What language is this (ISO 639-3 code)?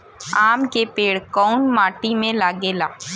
bho